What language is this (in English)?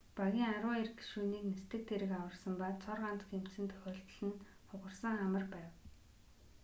Mongolian